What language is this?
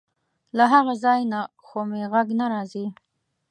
Pashto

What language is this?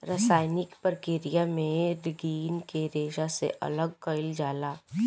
Bhojpuri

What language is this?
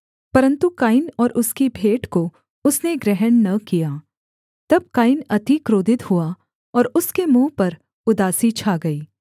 Hindi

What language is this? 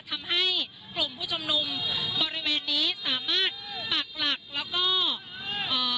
Thai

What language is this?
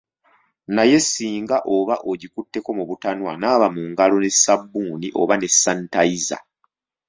Ganda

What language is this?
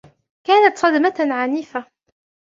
Arabic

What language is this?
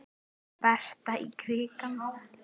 Icelandic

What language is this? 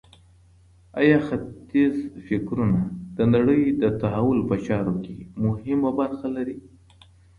Pashto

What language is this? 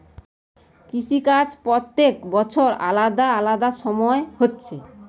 Bangla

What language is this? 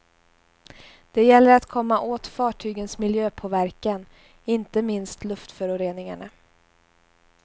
Swedish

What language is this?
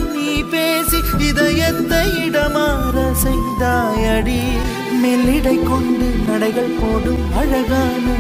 Romanian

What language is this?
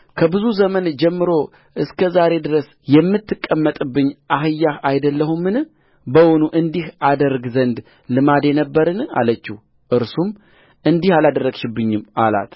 Amharic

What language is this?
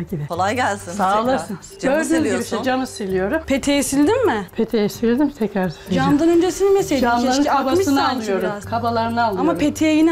Turkish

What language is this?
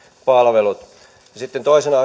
Finnish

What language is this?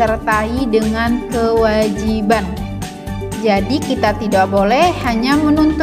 Indonesian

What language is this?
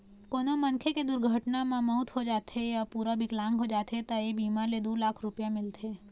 Chhattisgarhi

